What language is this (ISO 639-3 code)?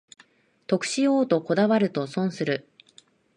jpn